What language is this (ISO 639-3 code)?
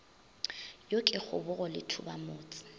nso